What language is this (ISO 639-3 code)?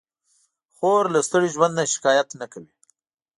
pus